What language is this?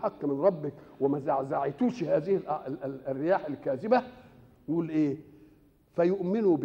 Arabic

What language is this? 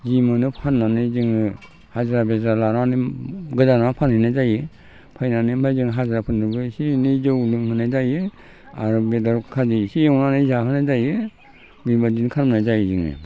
Bodo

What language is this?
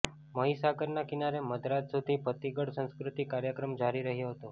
Gujarati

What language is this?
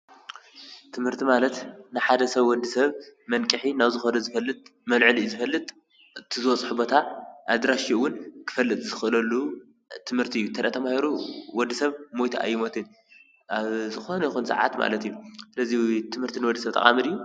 Tigrinya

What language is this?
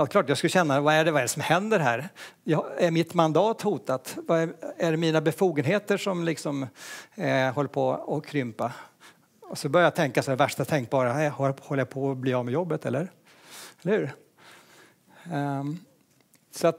Swedish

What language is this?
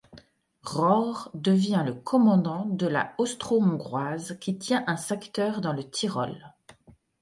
French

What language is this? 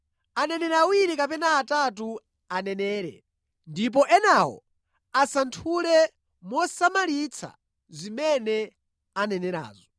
Nyanja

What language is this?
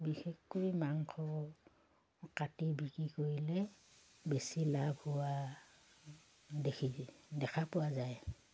Assamese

